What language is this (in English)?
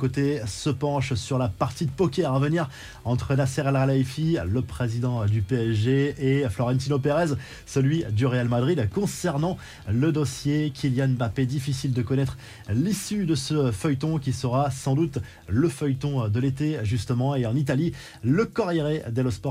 French